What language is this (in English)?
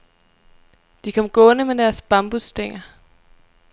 Danish